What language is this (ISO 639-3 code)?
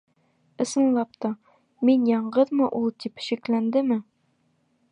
bak